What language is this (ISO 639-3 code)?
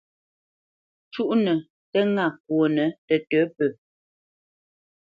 bce